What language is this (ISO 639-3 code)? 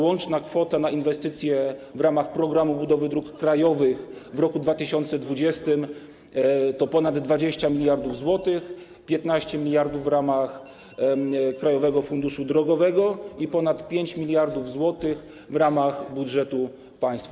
pol